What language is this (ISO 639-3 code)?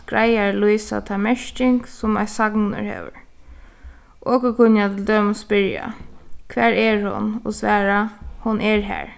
fao